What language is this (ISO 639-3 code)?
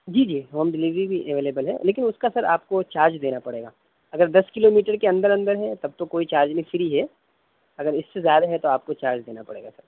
urd